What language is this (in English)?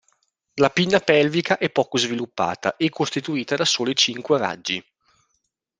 Italian